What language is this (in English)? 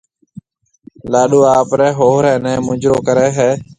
Marwari (Pakistan)